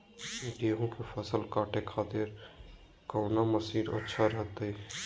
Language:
Magahi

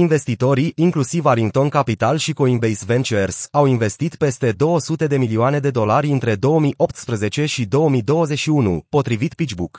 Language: Romanian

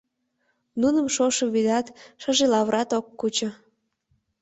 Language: Mari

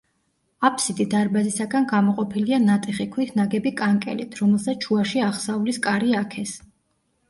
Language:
Georgian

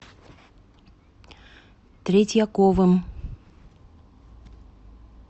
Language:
Russian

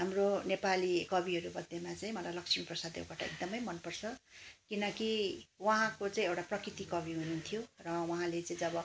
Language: Nepali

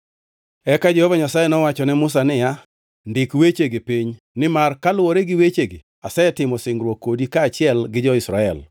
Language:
Luo (Kenya and Tanzania)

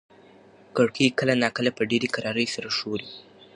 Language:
Pashto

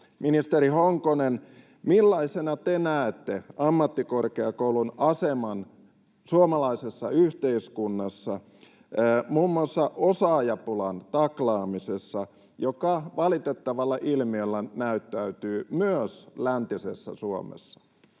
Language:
Finnish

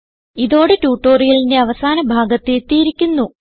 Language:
Malayalam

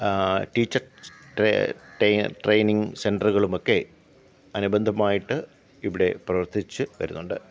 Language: Malayalam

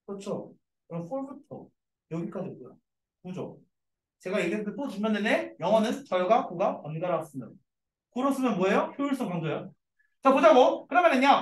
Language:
Korean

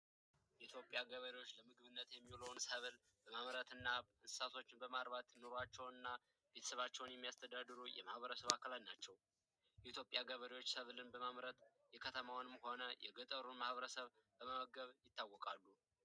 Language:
Amharic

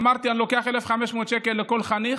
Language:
Hebrew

